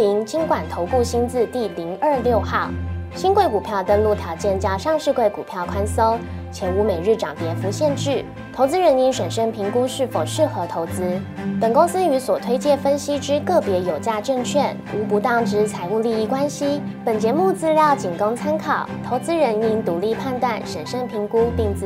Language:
Chinese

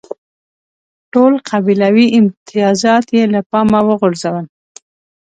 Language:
Pashto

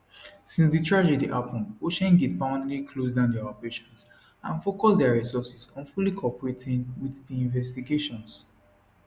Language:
Nigerian Pidgin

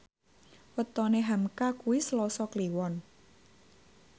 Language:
Javanese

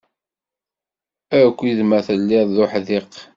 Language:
Kabyle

